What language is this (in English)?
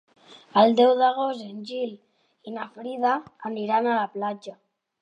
Catalan